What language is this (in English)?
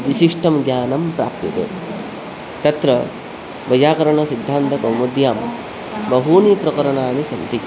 Sanskrit